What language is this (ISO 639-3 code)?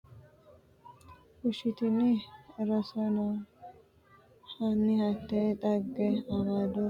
sid